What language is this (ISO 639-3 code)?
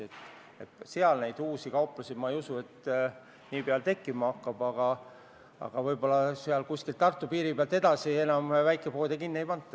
est